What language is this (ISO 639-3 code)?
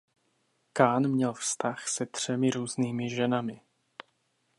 ces